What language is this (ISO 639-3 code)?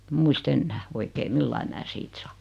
fin